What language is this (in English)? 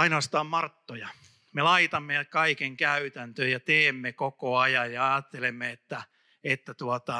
Finnish